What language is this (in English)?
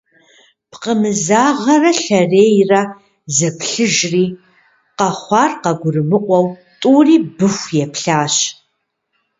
Kabardian